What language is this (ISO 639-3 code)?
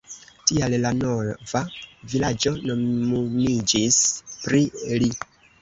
epo